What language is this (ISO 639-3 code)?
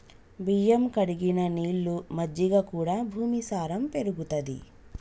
tel